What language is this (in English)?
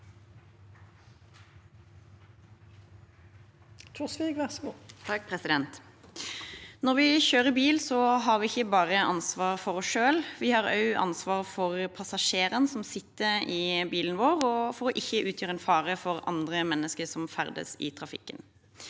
Norwegian